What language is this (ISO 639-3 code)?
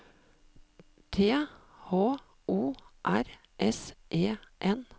nor